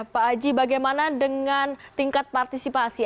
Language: Indonesian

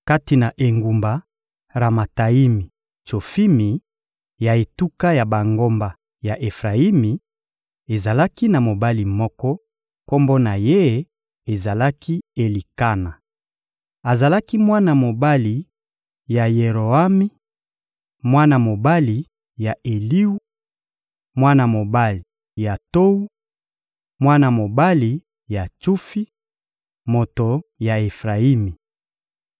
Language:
Lingala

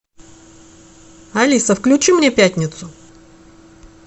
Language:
Russian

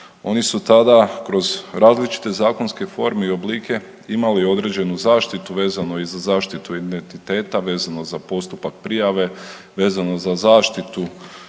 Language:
Croatian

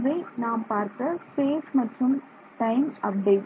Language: Tamil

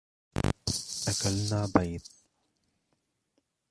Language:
Arabic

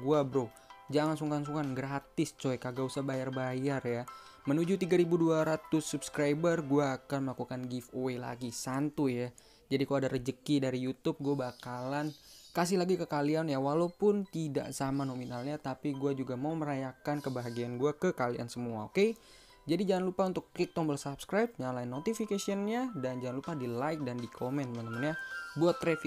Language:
Indonesian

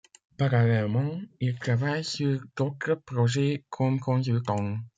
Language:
French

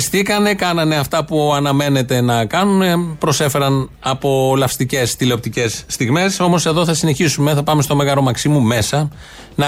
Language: Greek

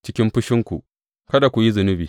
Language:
Hausa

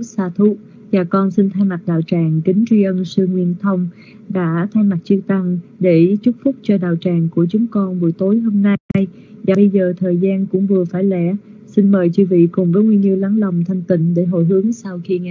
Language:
Vietnamese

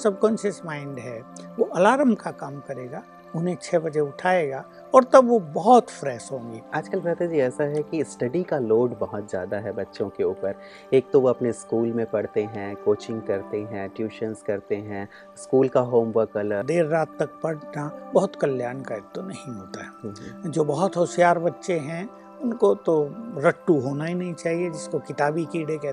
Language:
Hindi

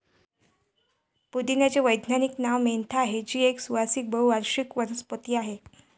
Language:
Marathi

